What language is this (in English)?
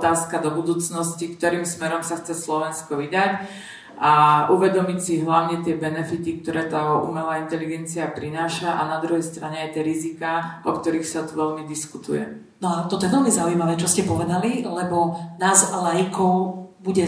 Slovak